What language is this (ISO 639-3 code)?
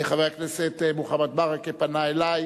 heb